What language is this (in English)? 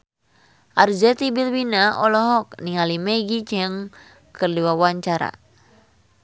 Sundanese